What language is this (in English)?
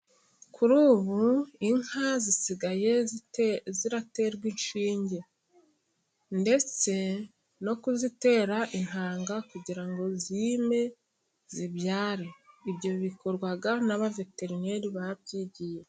Kinyarwanda